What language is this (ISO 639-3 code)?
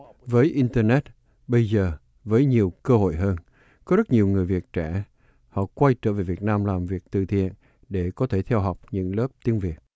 vie